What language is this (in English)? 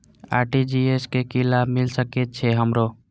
Maithili